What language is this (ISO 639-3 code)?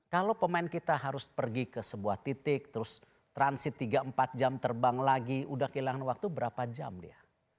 ind